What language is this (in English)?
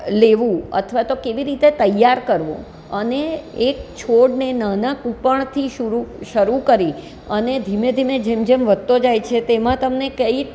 Gujarati